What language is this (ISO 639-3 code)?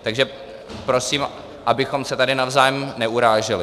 ces